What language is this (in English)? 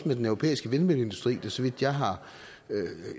Danish